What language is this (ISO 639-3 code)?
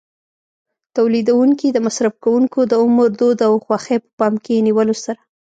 pus